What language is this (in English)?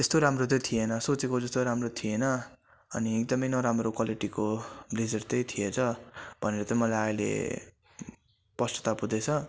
Nepali